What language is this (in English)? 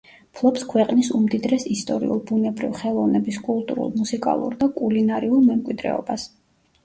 Georgian